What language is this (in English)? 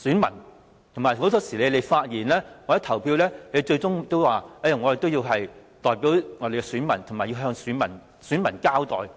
Cantonese